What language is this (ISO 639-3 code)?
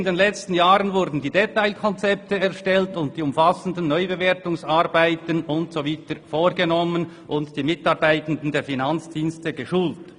gsw